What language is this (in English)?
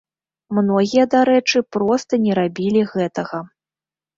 Belarusian